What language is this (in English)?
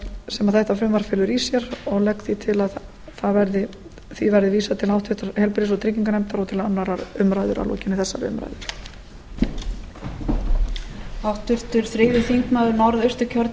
Icelandic